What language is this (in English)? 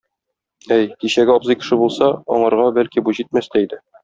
Tatar